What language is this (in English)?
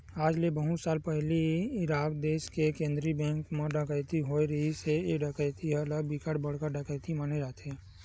Chhattisgarhi